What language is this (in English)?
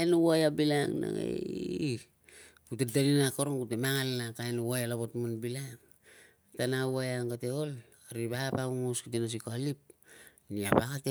Tungag